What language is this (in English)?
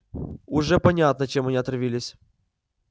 Russian